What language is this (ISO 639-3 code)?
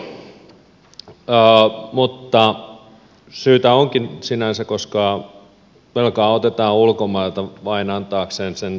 fin